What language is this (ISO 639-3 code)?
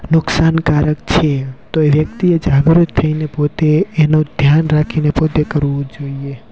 guj